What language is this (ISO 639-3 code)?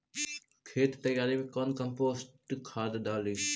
mag